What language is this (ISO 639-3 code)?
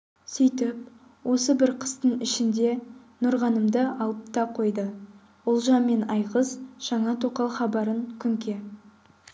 kaz